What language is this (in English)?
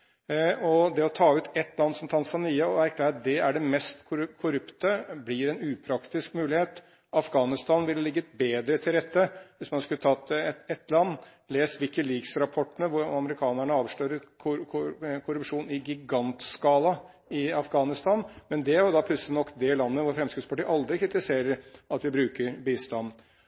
Norwegian Bokmål